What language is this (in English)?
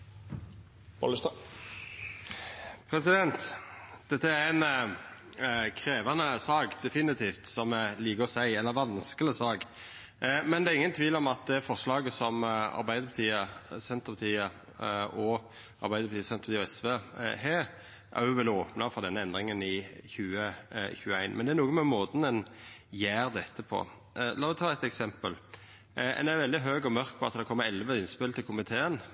Norwegian